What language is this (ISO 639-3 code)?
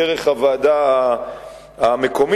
heb